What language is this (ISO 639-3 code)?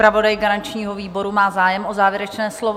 ces